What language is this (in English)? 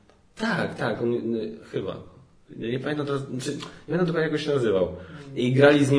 Polish